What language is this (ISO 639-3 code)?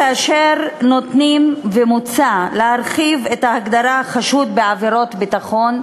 heb